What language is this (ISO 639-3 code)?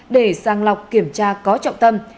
vie